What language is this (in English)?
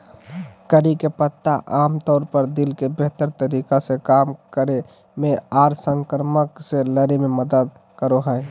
Magahi